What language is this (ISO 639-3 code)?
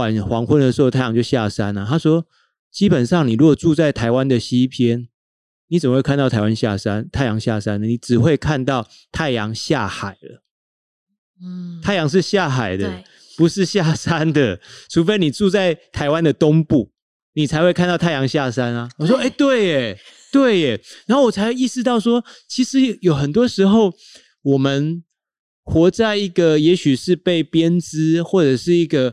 zho